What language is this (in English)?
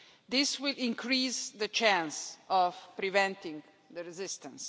English